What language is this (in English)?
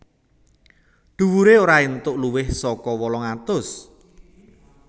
Javanese